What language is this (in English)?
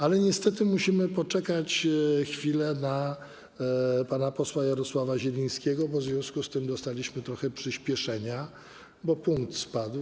Polish